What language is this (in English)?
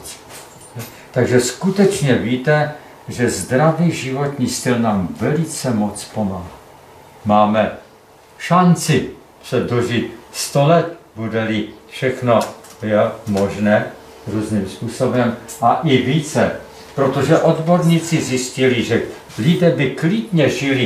Czech